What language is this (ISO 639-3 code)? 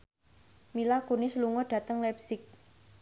jav